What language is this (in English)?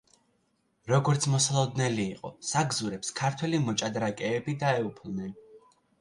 Georgian